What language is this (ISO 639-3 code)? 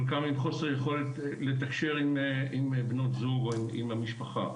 heb